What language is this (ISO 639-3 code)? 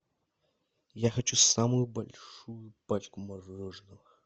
rus